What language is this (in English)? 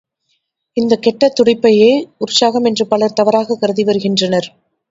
Tamil